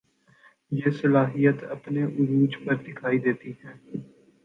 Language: Urdu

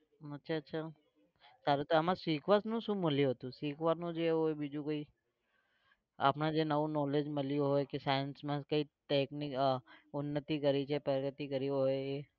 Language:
Gujarati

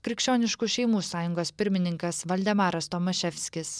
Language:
Lithuanian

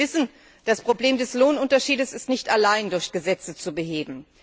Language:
German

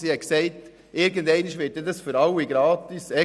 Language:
Swiss German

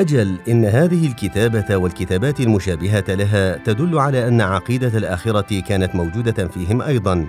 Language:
Arabic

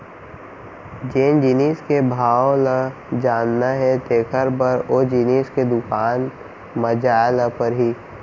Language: Chhattisgarhi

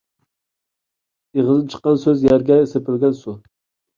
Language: Uyghur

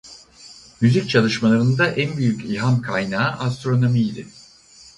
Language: Turkish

